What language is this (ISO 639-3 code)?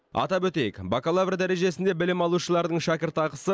kaz